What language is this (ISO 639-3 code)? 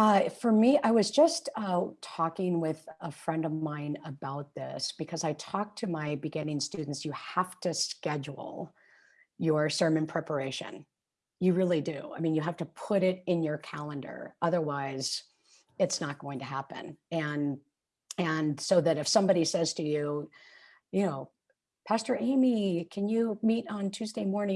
eng